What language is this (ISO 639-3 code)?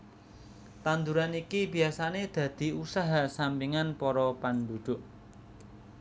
jav